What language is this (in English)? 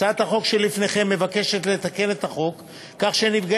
Hebrew